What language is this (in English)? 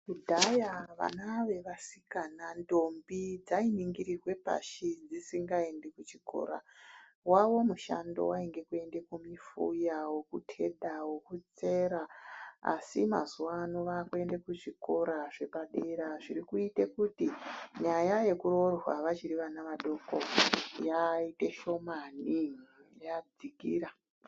Ndau